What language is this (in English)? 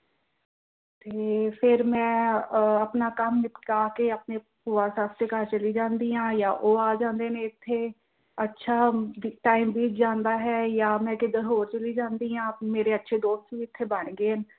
Punjabi